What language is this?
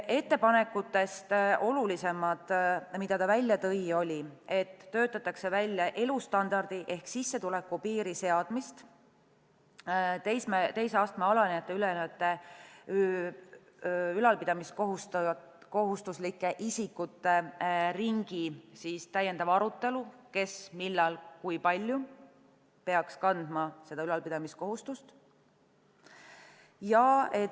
Estonian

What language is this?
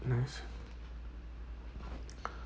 English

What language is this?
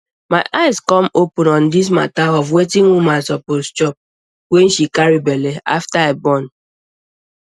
Nigerian Pidgin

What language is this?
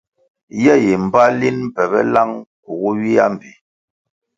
Kwasio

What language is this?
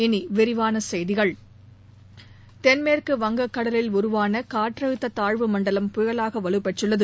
Tamil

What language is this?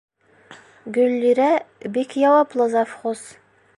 Bashkir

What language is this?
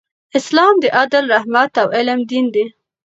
Pashto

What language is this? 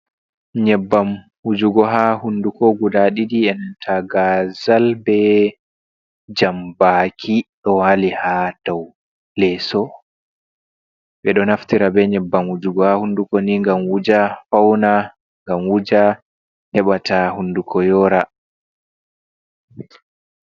Fula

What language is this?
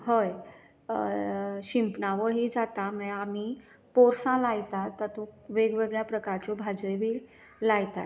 Konkani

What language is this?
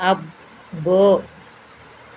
Telugu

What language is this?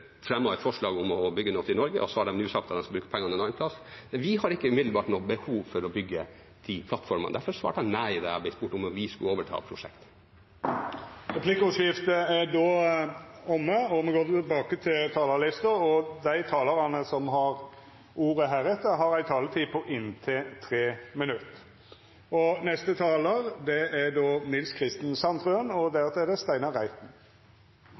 Norwegian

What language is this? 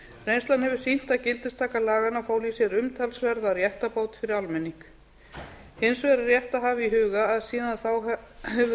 Icelandic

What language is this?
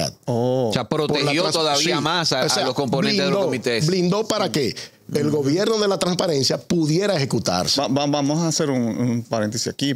Spanish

